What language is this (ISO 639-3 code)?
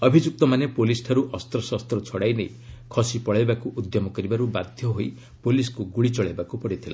ori